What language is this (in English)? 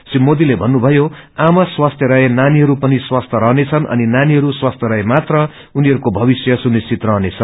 Nepali